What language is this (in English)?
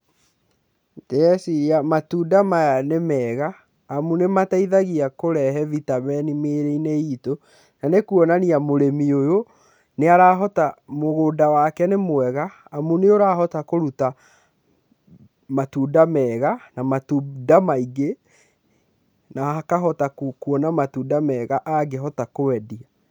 Kikuyu